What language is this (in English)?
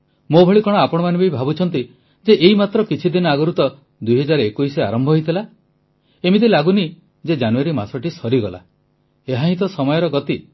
Odia